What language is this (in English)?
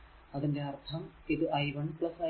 Malayalam